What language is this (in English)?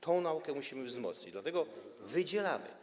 Polish